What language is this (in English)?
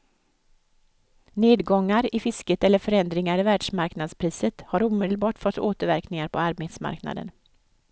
Swedish